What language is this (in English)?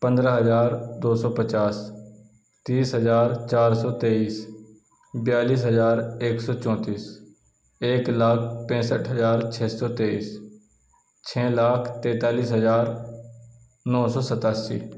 Urdu